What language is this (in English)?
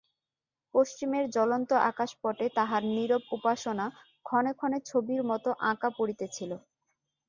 Bangla